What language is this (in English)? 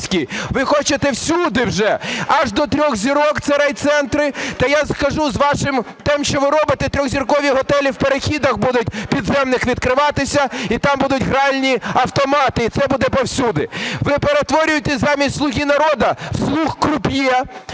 Ukrainian